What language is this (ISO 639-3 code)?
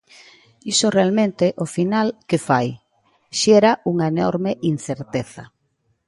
glg